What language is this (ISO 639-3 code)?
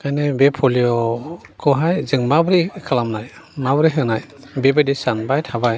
brx